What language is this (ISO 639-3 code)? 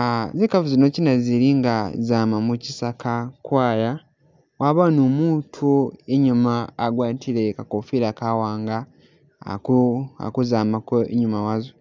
myx